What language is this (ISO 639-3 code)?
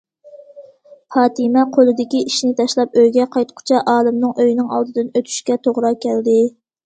uig